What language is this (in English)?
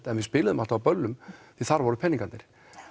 Icelandic